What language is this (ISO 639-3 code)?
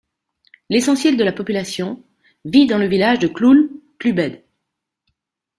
fra